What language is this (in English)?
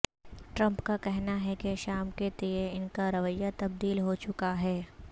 Urdu